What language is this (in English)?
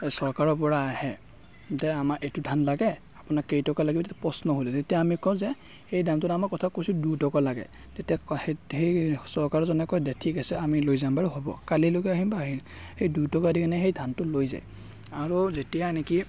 Assamese